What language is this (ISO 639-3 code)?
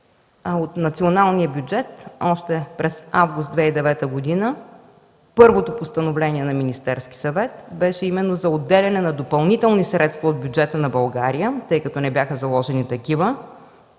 bul